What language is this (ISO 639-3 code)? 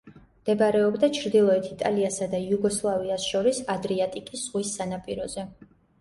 kat